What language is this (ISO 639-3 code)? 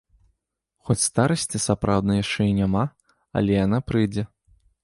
bel